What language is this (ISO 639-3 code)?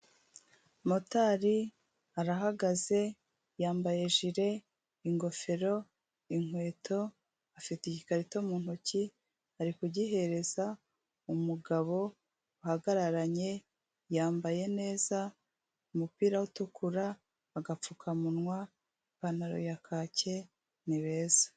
kin